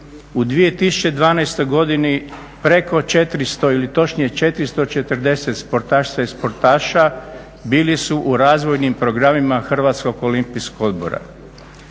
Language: Croatian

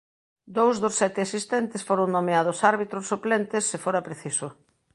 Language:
Galician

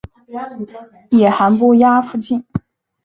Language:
Chinese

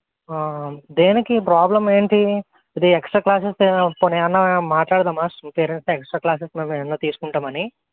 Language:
Telugu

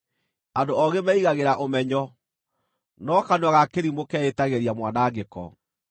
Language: Kikuyu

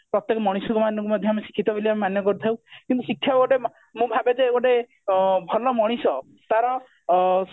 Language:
Odia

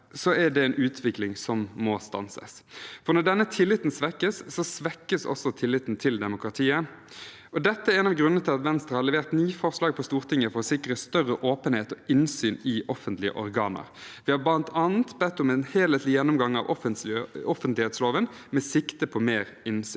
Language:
Norwegian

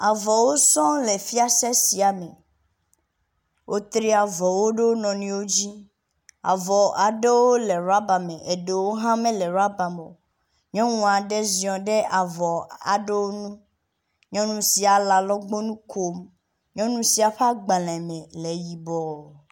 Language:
Ewe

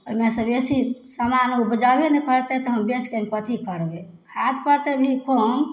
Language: Maithili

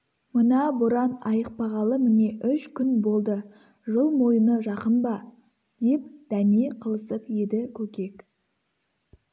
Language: Kazakh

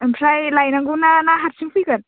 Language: Bodo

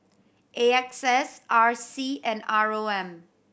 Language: English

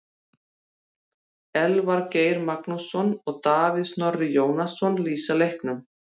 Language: Icelandic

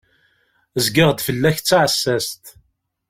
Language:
Kabyle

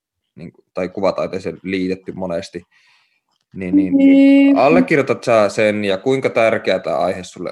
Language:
Finnish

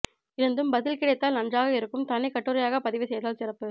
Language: Tamil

